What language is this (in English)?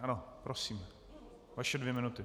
Czech